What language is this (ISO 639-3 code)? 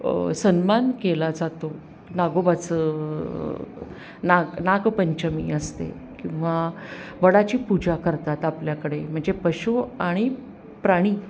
mar